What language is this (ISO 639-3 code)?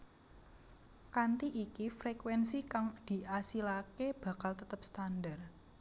jav